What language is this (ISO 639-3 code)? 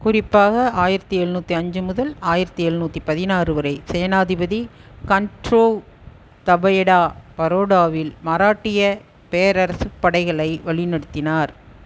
tam